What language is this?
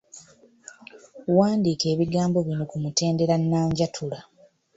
Ganda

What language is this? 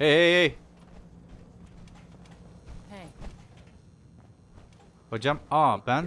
Turkish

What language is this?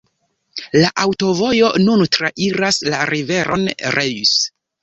Esperanto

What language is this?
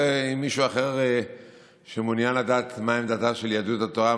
Hebrew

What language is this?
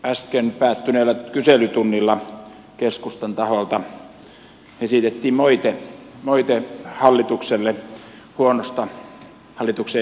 Finnish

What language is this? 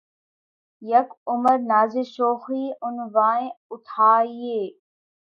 Urdu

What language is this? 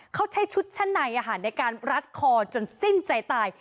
Thai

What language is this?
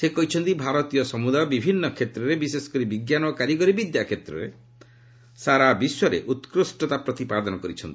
Odia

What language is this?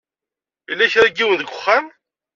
Kabyle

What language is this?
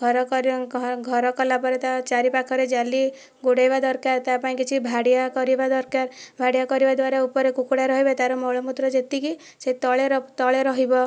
Odia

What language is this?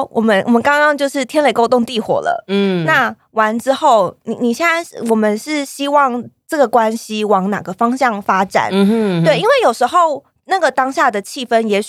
Chinese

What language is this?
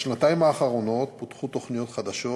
Hebrew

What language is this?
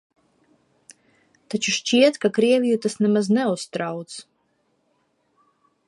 Latvian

